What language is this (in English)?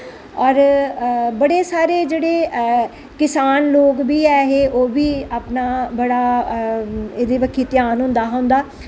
Dogri